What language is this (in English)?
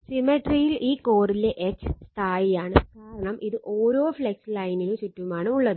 Malayalam